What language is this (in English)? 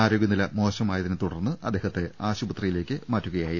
Malayalam